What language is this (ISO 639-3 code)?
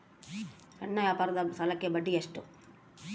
kan